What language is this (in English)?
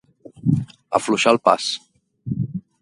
Catalan